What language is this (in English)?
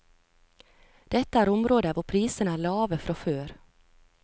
Norwegian